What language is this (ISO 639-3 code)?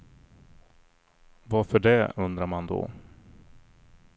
swe